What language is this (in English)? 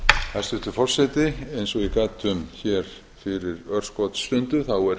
Icelandic